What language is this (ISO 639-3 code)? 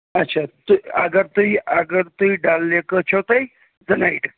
kas